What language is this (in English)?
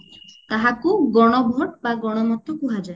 Odia